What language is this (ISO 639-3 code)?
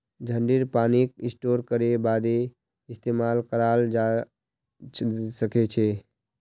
mag